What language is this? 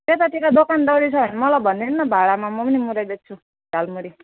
Nepali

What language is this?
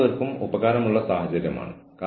Malayalam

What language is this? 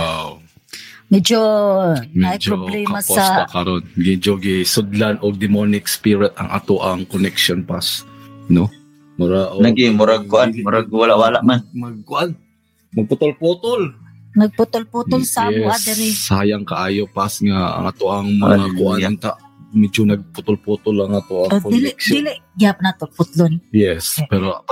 Filipino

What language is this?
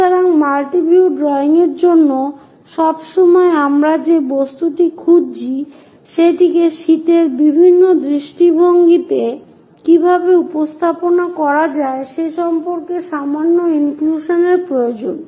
Bangla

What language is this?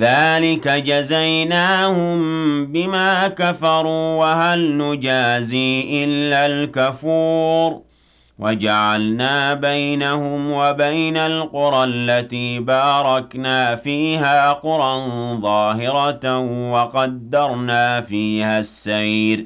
Arabic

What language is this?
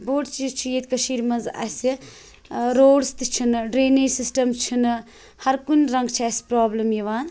Kashmiri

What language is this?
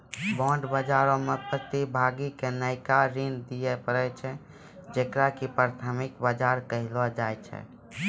Maithili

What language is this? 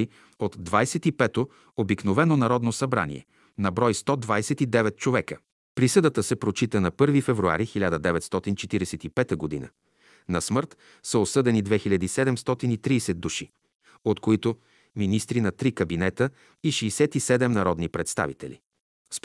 Bulgarian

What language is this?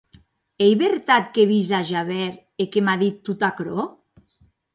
Occitan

